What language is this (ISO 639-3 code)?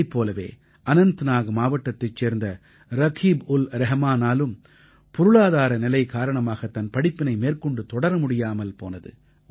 tam